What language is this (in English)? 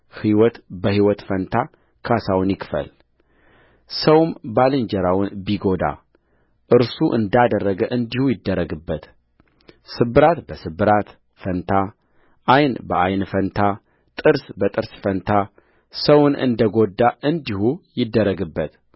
Amharic